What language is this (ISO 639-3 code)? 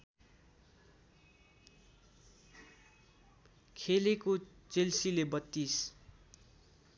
nep